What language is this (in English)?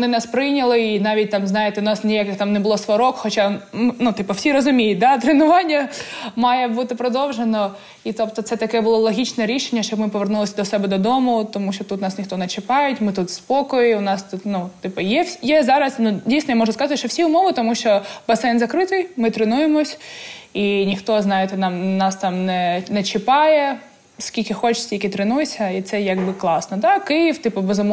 Ukrainian